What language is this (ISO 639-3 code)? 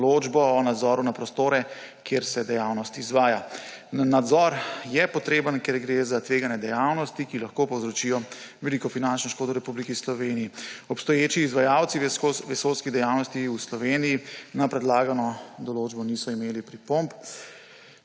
slv